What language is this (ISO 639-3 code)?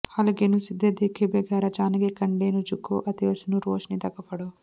pan